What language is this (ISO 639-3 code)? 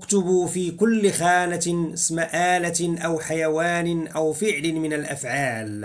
ara